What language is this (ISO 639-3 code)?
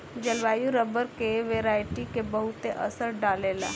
bho